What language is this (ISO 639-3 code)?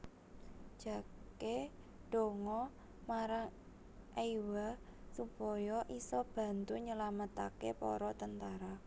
jav